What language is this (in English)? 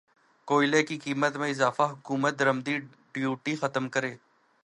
Urdu